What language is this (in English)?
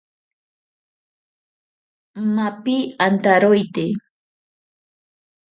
Ashéninka Perené